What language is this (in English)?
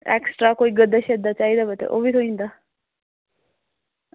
Dogri